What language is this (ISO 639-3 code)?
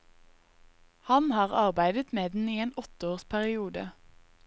nor